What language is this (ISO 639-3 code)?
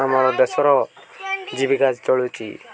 ori